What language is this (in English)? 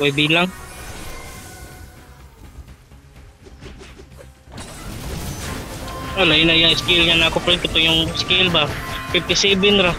Filipino